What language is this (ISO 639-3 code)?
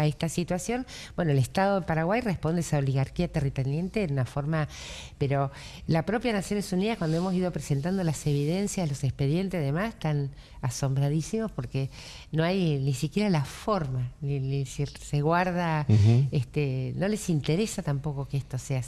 spa